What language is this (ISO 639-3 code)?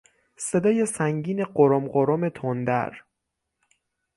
fas